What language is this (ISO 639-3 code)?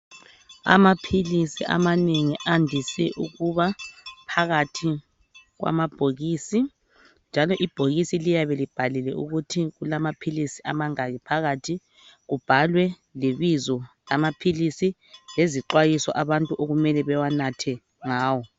nde